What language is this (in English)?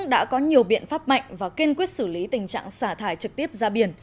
Vietnamese